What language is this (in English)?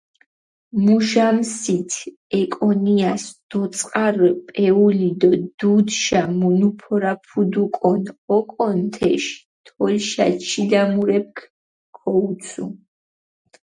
Mingrelian